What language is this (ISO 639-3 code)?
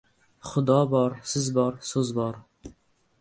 uzb